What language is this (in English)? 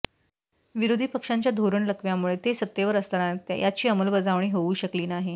Marathi